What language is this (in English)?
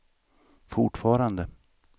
Swedish